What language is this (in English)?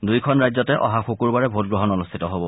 Assamese